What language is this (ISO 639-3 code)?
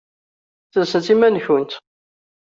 kab